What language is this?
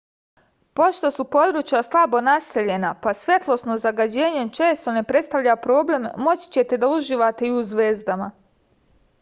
Serbian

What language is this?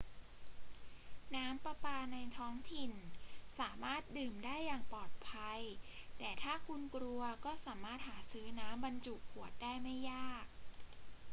Thai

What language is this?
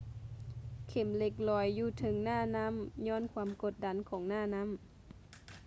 Lao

